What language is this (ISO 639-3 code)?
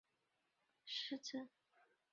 zho